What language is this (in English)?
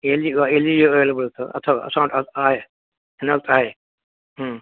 Sindhi